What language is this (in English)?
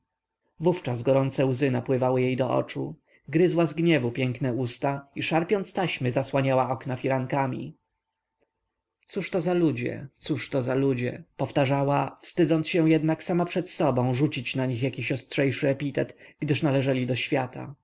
Polish